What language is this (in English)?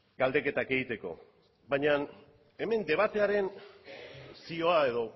Basque